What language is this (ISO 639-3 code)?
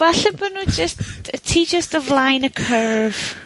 cym